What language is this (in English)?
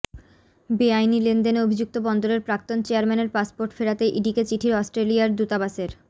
Bangla